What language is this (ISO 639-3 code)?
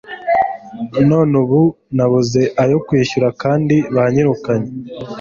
kin